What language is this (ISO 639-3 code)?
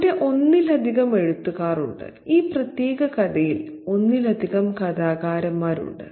mal